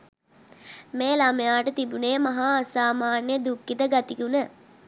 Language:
Sinhala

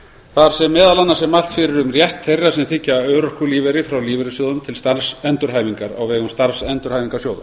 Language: Icelandic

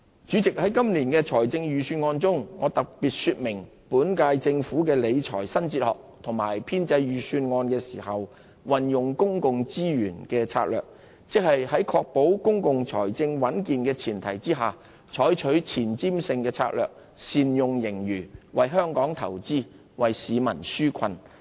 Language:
Cantonese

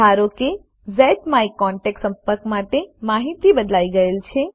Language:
Gujarati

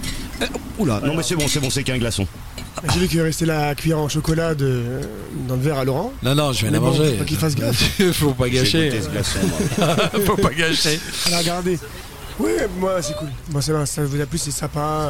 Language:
French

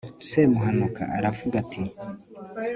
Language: Kinyarwanda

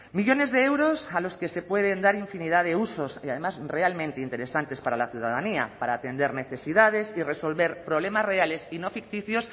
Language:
Spanish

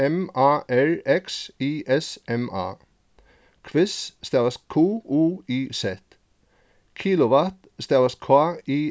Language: Faroese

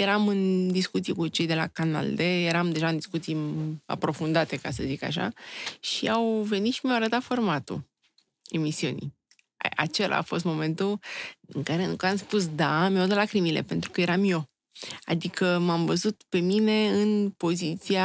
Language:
Romanian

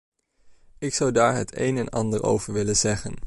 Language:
Dutch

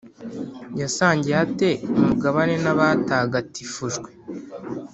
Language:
Kinyarwanda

